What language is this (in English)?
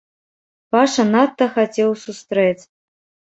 Belarusian